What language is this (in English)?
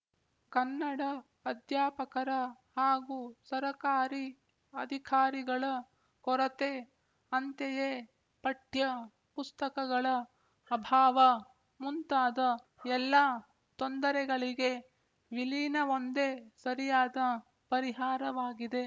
Kannada